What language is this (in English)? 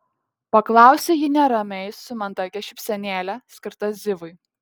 Lithuanian